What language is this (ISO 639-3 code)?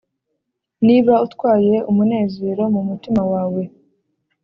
kin